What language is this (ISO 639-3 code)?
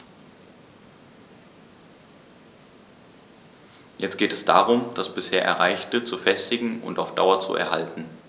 deu